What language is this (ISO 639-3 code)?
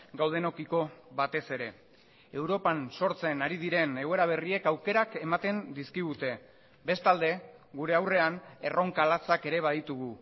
eus